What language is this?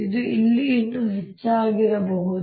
Kannada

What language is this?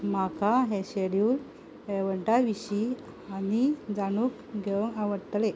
Konkani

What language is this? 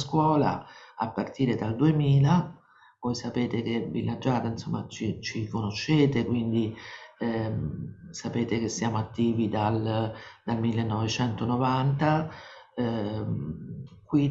Italian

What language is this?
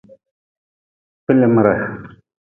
Nawdm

